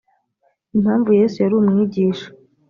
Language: Kinyarwanda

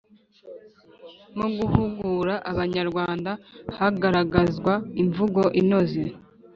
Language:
Kinyarwanda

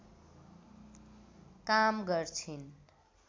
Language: Nepali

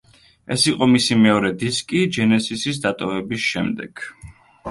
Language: Georgian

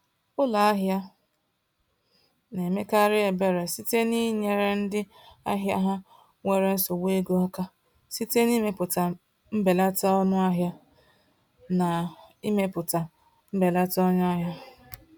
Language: Igbo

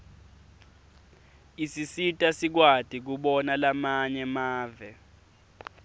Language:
Swati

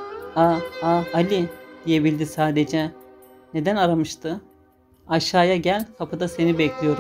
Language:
Turkish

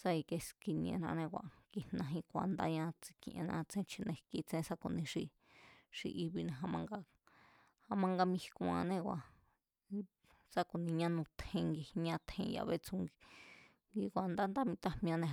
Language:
Mazatlán Mazatec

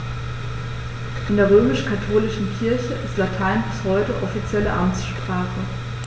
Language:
German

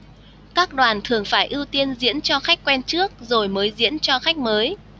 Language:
Vietnamese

